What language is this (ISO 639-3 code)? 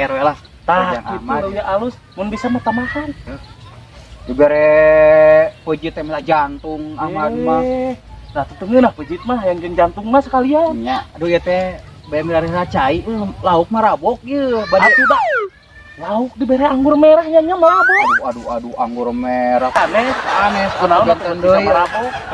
ind